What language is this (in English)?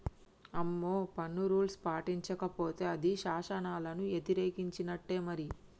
Telugu